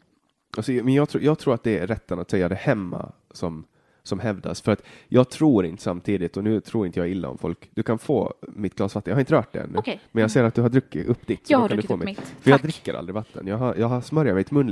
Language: Swedish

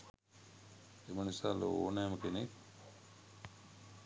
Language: Sinhala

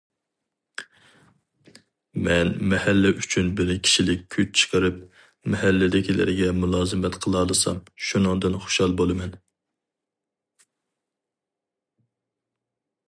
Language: Uyghur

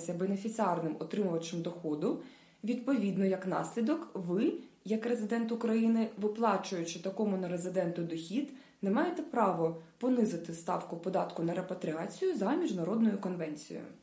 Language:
Ukrainian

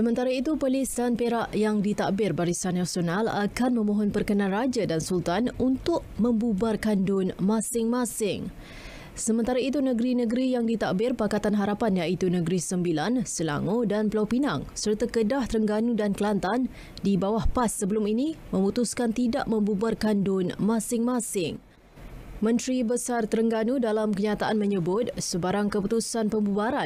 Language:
Malay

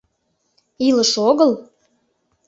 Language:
Mari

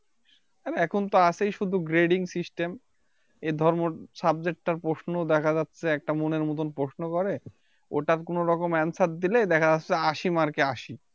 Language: Bangla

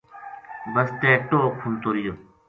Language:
Gujari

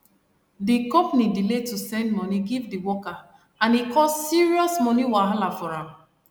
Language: Nigerian Pidgin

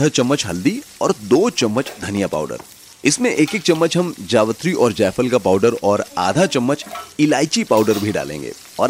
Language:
Hindi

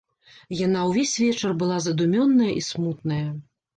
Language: Belarusian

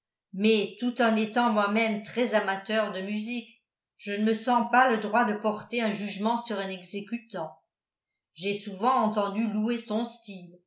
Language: French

